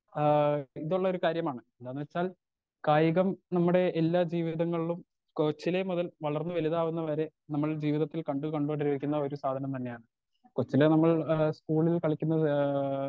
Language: Malayalam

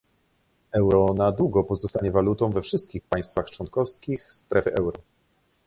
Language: Polish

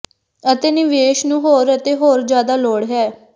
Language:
Punjabi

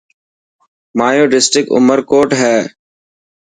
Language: Dhatki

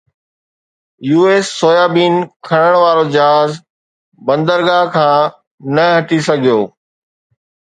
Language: Sindhi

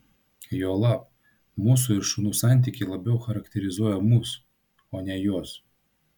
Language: Lithuanian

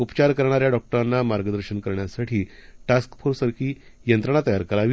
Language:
Marathi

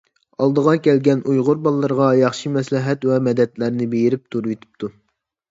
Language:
Uyghur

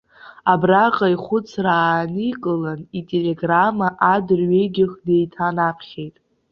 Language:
Abkhazian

